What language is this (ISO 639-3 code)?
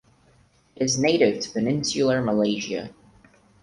eng